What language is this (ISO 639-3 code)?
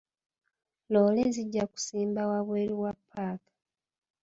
lug